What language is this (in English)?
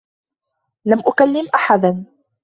Arabic